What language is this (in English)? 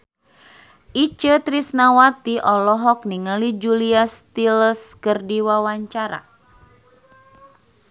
Sundanese